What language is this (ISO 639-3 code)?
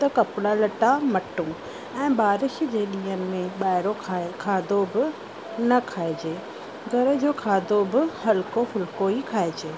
snd